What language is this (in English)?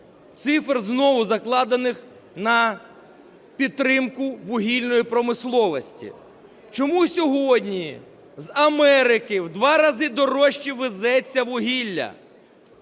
Ukrainian